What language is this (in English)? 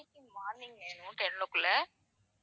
Tamil